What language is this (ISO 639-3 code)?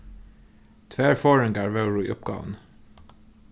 fao